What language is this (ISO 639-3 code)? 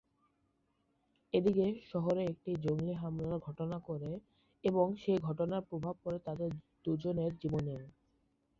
ben